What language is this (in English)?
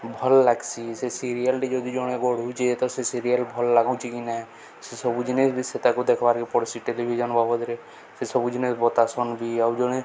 Odia